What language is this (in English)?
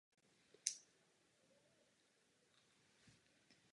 Czech